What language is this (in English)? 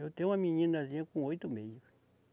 Portuguese